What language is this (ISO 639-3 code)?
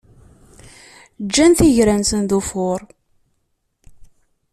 kab